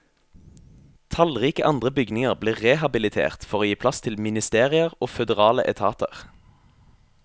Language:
Norwegian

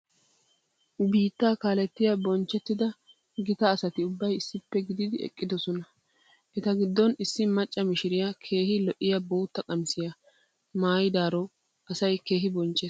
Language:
Wolaytta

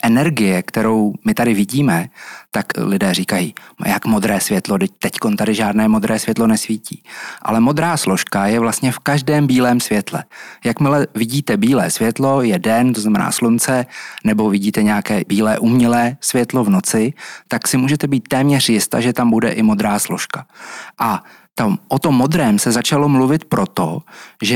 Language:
Czech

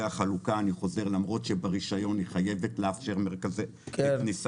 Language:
Hebrew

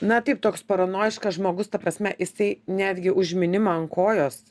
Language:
Lithuanian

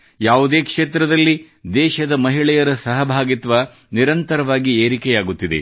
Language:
Kannada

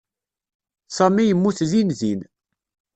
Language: Kabyle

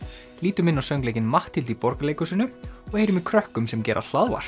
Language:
Icelandic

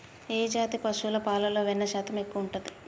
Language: Telugu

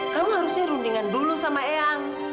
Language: Indonesian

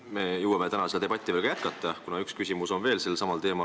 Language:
Estonian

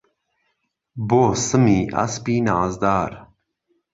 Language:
Central Kurdish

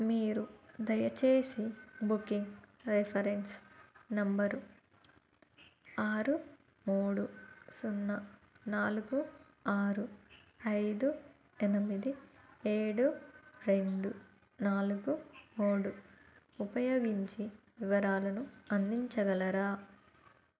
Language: Telugu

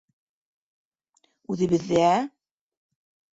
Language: Bashkir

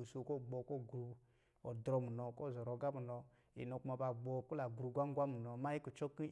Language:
Lijili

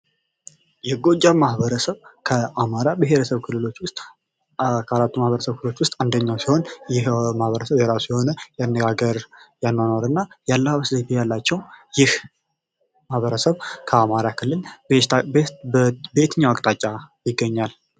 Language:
Amharic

